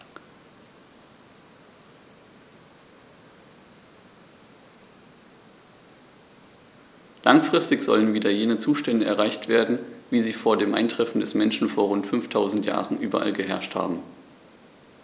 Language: German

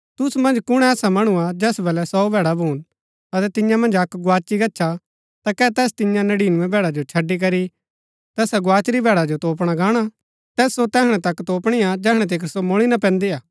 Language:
Gaddi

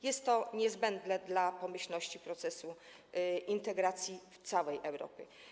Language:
Polish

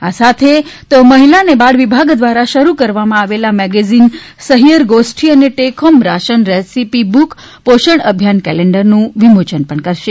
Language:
Gujarati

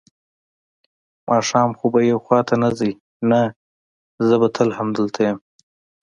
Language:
Pashto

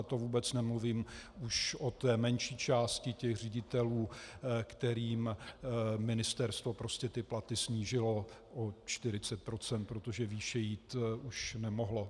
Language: Czech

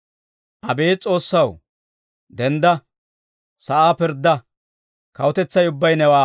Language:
Dawro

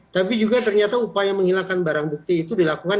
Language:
Indonesian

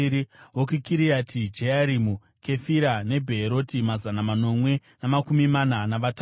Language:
Shona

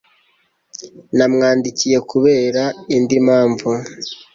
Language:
Kinyarwanda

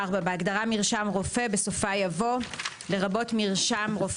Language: Hebrew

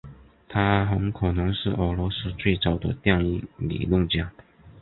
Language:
Chinese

